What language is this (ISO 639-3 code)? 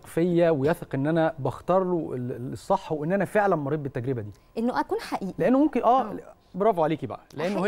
ara